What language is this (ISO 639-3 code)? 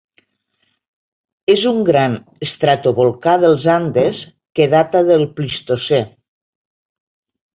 cat